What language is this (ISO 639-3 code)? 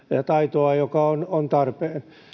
fin